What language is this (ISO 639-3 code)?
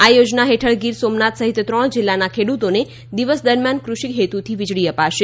guj